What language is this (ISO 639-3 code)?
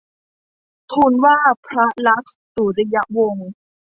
tha